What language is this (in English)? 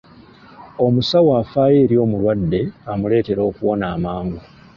Ganda